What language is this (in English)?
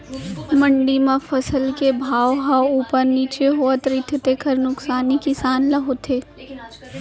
Chhattisgarhi